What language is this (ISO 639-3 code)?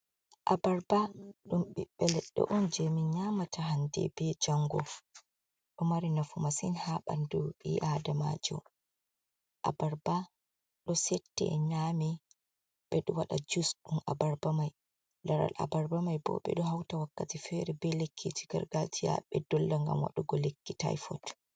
ful